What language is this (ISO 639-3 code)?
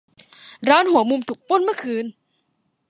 tha